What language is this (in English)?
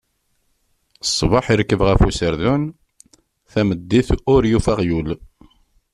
Kabyle